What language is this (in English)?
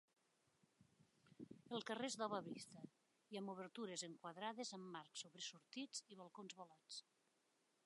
Catalan